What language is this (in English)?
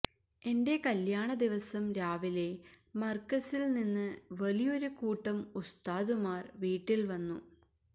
Malayalam